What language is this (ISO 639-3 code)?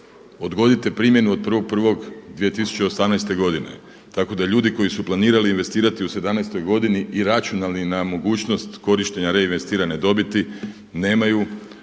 hrv